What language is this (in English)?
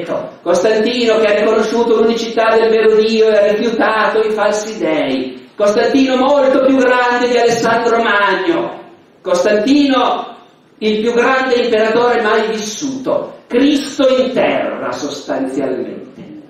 Italian